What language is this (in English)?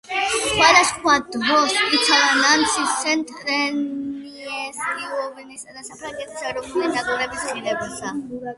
Georgian